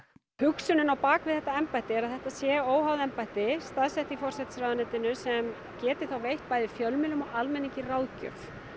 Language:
Icelandic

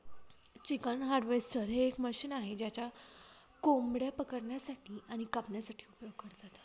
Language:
Marathi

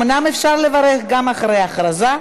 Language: Hebrew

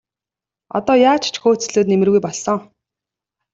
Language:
Mongolian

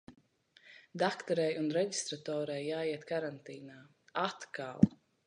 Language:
Latvian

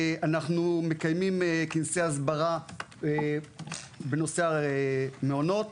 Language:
Hebrew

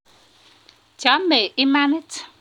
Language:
Kalenjin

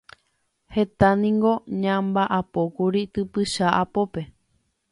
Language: Guarani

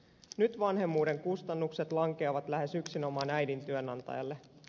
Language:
Finnish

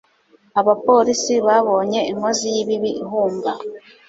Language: Kinyarwanda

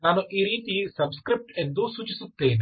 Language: Kannada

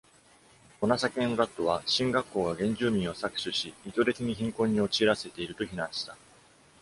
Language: Japanese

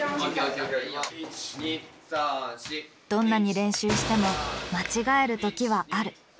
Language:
Japanese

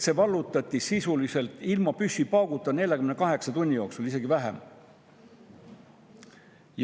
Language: Estonian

